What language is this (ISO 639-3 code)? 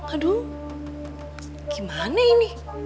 ind